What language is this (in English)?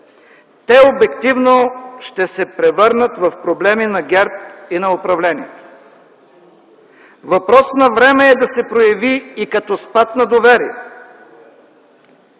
Bulgarian